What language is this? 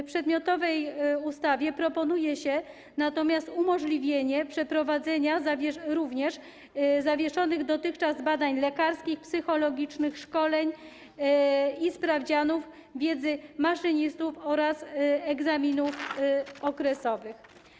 Polish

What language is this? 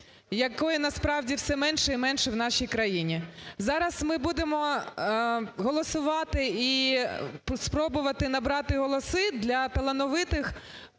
Ukrainian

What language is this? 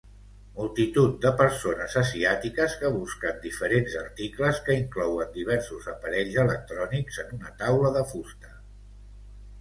Catalan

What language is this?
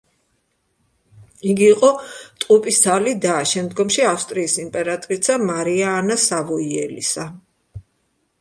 Georgian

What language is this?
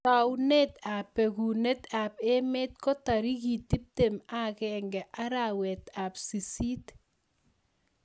Kalenjin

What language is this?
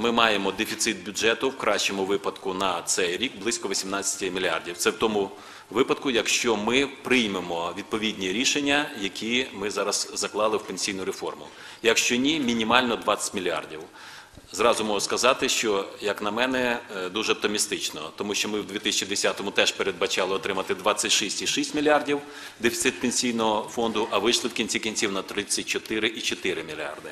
Ukrainian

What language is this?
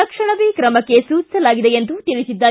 Kannada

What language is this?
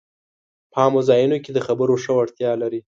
Pashto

